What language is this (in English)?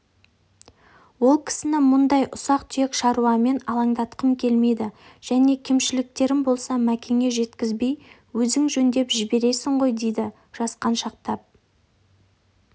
Kazakh